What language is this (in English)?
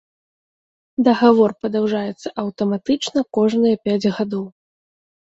Belarusian